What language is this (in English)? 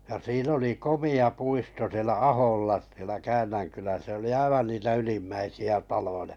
Finnish